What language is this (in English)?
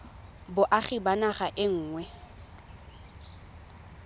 Tswana